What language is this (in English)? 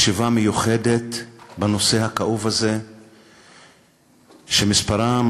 Hebrew